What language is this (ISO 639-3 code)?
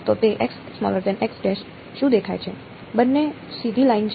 guj